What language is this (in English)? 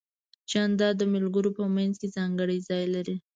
Pashto